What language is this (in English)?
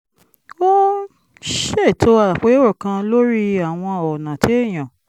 Yoruba